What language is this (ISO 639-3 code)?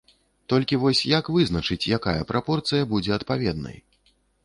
bel